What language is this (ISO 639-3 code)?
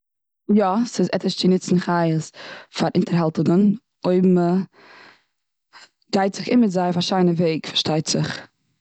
yid